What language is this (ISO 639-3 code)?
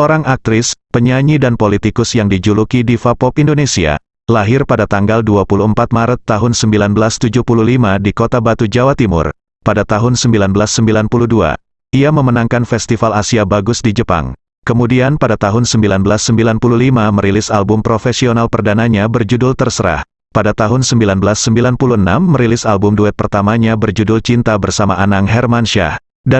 ind